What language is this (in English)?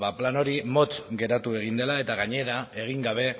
Basque